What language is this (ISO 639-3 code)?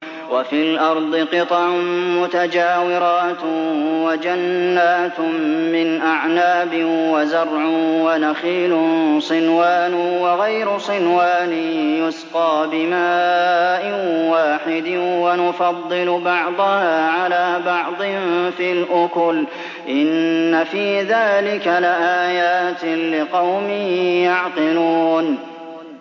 ara